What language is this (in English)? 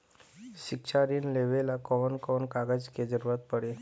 Bhojpuri